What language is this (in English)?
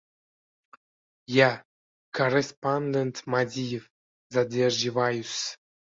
Uzbek